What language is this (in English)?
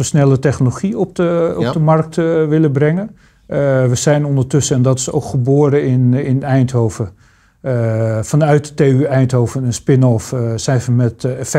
Dutch